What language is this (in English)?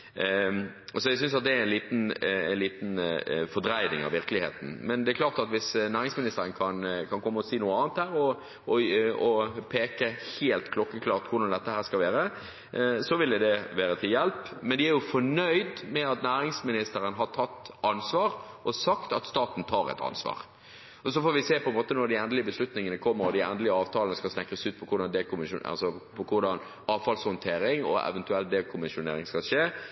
Norwegian Bokmål